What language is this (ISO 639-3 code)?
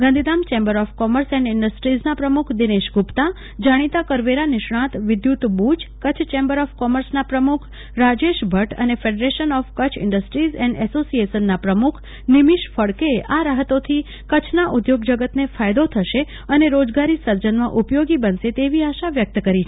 guj